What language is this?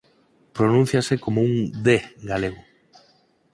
Galician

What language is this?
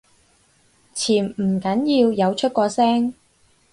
Cantonese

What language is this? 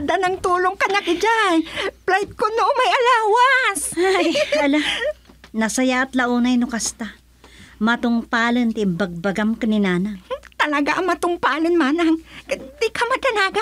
Filipino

